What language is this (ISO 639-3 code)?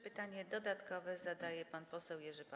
pol